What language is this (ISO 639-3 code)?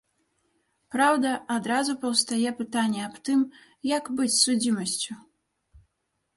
bel